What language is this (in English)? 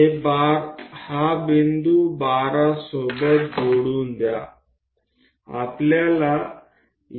Gujarati